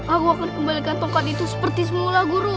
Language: Indonesian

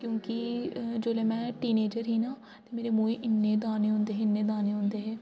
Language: Dogri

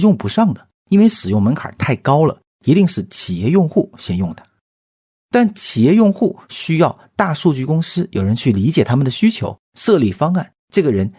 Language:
Chinese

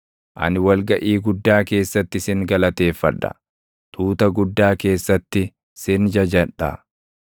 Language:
Oromo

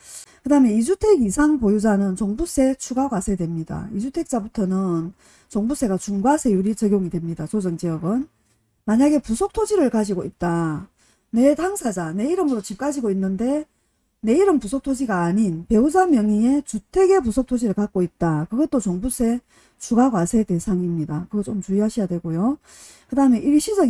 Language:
Korean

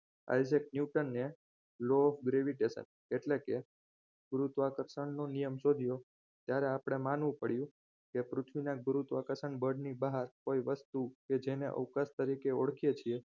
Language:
Gujarati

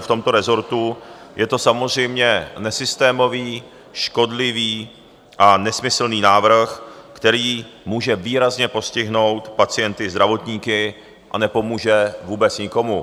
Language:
Czech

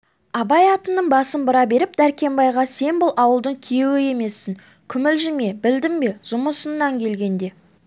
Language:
Kazakh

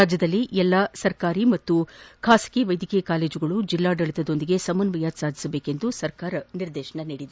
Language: Kannada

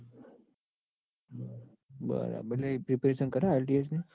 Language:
Gujarati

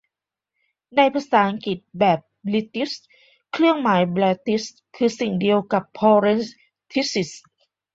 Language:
Thai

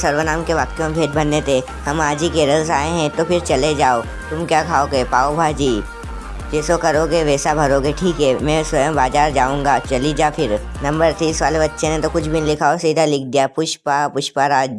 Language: Hindi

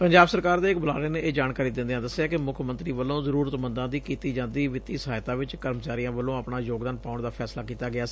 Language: Punjabi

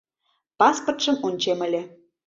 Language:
Mari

